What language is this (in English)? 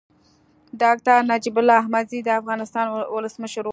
Pashto